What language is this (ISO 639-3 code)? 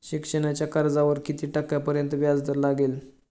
mar